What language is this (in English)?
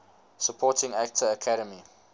English